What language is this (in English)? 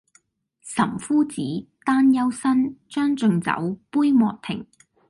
Cantonese